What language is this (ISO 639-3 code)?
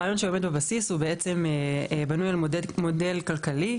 heb